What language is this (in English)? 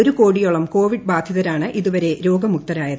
Malayalam